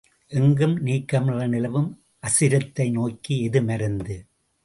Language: Tamil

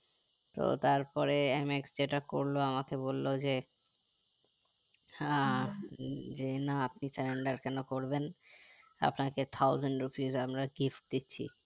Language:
Bangla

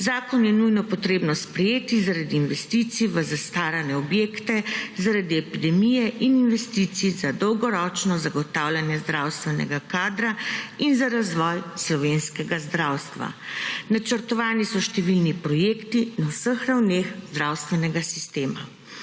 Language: Slovenian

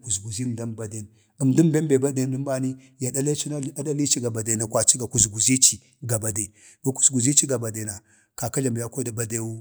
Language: Bade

